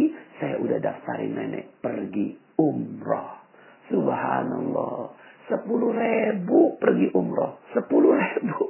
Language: Indonesian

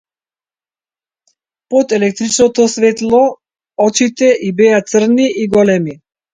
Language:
Macedonian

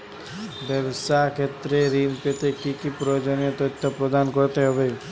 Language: Bangla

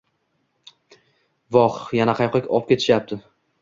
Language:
Uzbek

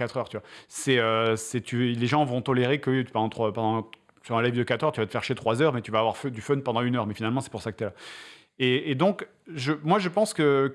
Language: French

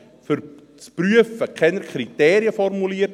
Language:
Swiss German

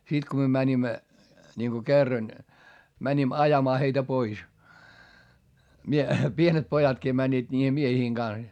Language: Finnish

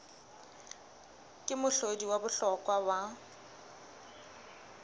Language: Southern Sotho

